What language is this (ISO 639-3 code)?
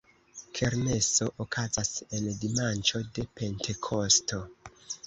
epo